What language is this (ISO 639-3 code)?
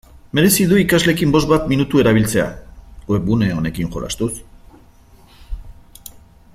eus